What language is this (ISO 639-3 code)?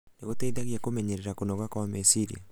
kik